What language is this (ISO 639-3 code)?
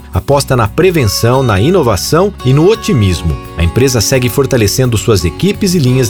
por